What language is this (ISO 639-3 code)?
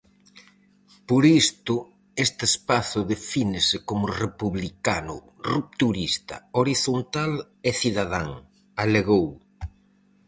glg